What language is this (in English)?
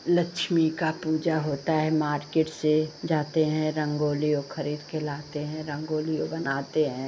Hindi